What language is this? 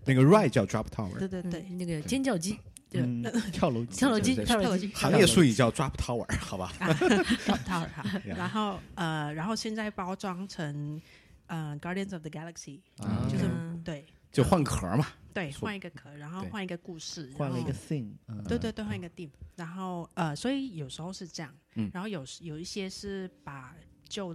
Chinese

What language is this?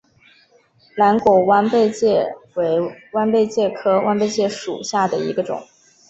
Chinese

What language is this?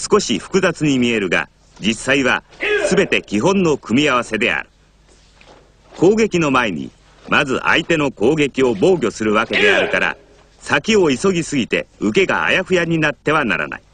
Japanese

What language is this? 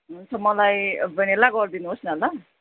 Nepali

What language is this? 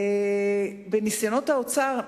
Hebrew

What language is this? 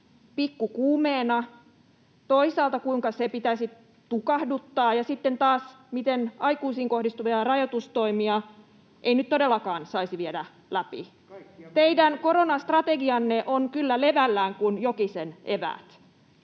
Finnish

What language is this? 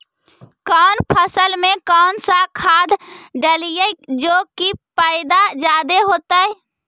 Magahi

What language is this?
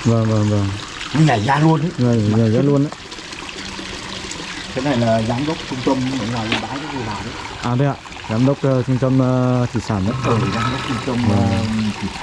Vietnamese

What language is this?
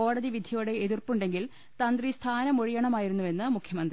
Malayalam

